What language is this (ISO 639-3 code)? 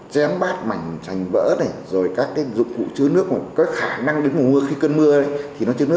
vie